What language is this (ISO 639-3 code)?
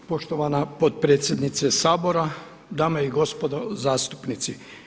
hrv